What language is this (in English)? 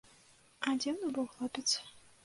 Belarusian